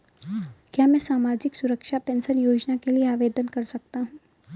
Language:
Hindi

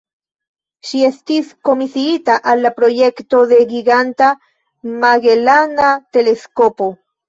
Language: Esperanto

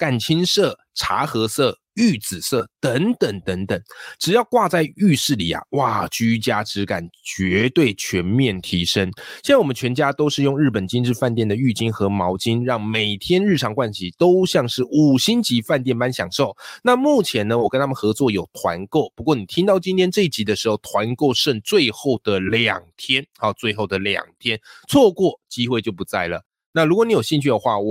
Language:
Chinese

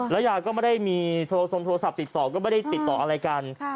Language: Thai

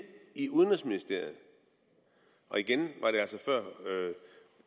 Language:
Danish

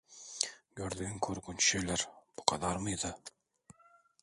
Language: Turkish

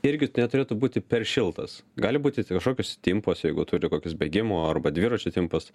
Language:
Lithuanian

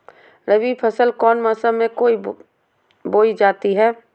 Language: Magahi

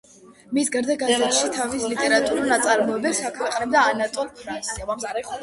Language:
Georgian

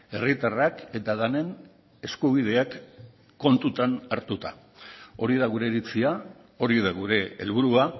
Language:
Basque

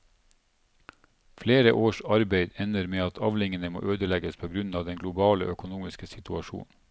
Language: Norwegian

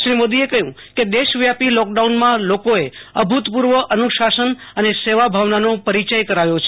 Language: Gujarati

